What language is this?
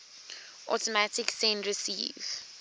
English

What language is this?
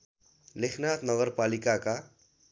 Nepali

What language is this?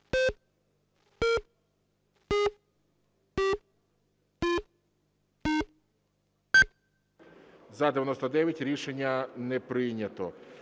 Ukrainian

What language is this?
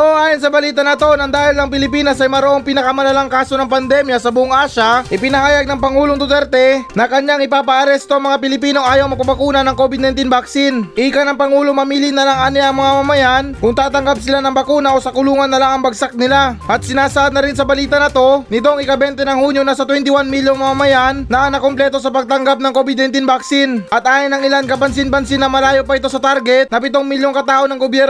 Filipino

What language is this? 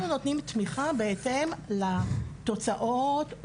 Hebrew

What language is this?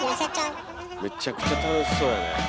Japanese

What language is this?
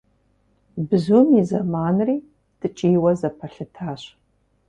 Kabardian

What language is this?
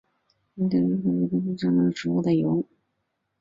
Chinese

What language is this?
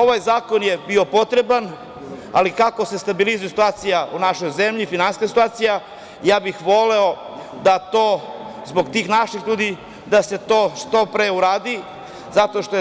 Serbian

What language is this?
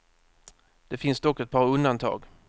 Swedish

